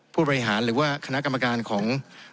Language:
Thai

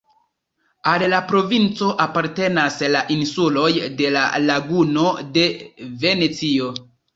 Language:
Esperanto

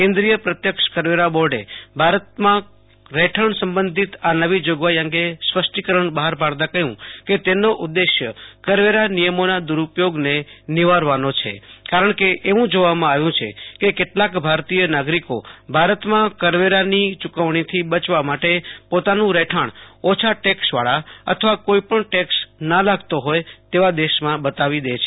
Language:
Gujarati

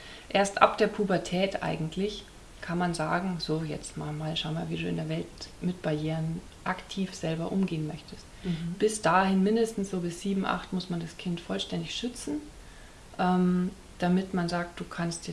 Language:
German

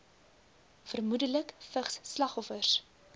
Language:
Afrikaans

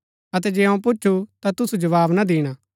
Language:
Gaddi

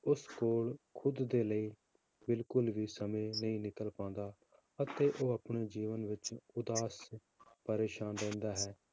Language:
Punjabi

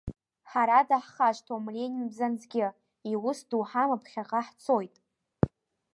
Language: Abkhazian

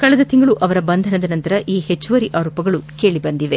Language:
Kannada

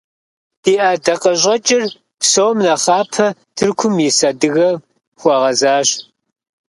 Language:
Kabardian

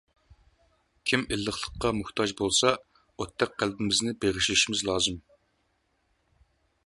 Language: Uyghur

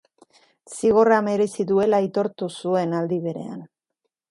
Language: Basque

